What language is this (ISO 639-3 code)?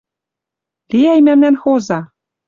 mrj